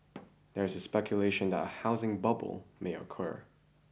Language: English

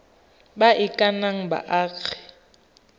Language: Tswana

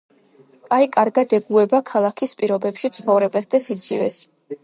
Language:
Georgian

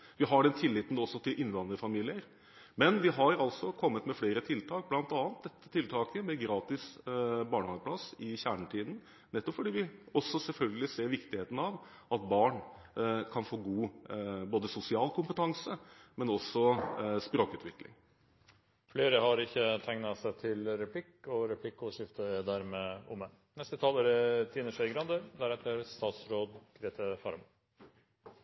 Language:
Norwegian Bokmål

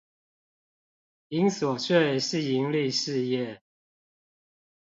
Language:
Chinese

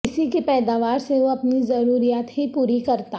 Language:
Urdu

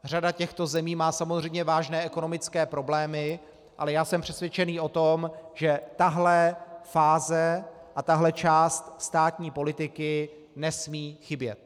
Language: Czech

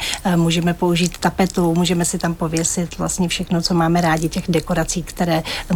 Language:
Czech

